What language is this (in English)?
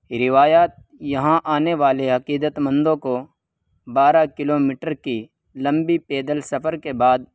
Urdu